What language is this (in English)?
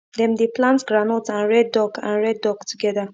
Nigerian Pidgin